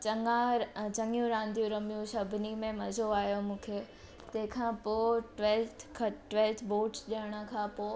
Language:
Sindhi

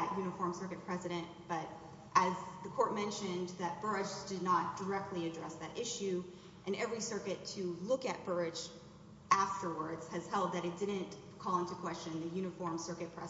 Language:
English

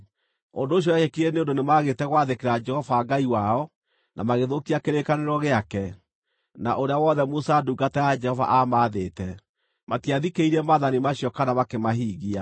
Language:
Kikuyu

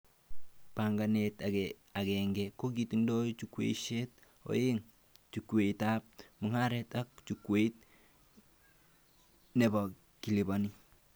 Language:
Kalenjin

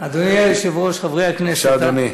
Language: Hebrew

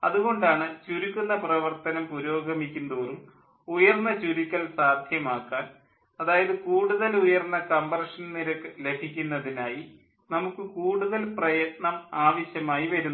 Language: Malayalam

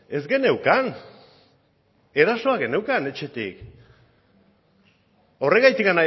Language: Basque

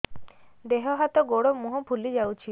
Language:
Odia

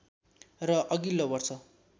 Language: Nepali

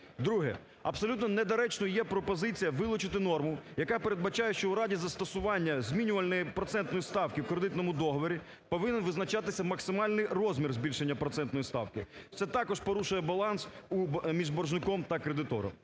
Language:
Ukrainian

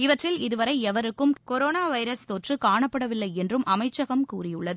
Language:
Tamil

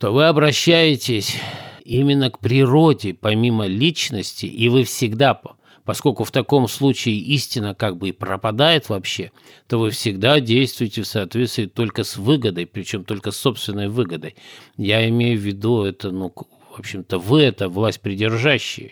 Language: Russian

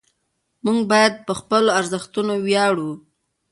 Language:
Pashto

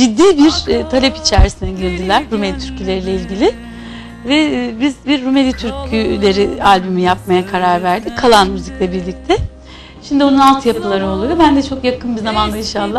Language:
Turkish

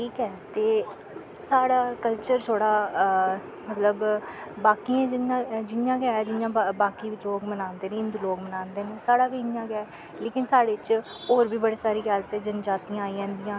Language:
Dogri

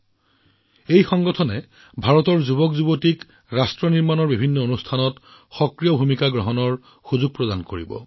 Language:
Assamese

